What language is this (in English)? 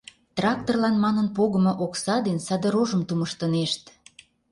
Mari